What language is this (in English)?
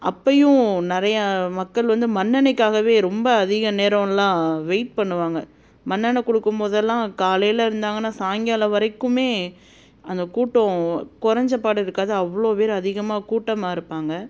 Tamil